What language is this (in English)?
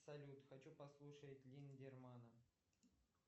Russian